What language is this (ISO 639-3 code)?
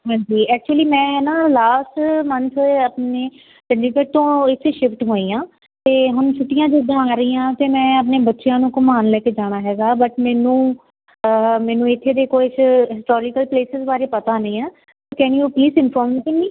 pan